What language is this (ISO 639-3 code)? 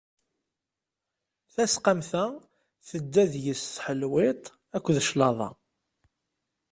kab